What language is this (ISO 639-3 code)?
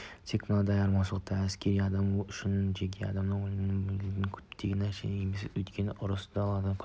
kaz